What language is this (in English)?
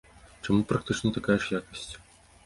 Belarusian